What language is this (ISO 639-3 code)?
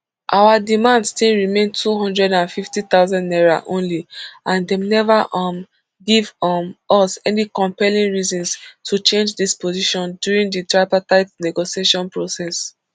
pcm